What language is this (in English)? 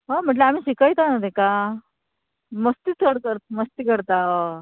Konkani